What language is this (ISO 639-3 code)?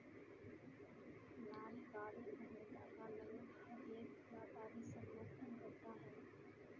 hin